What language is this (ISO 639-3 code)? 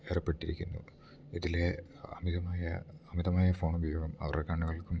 mal